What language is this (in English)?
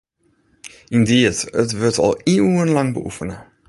Western Frisian